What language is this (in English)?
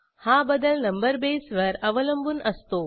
Marathi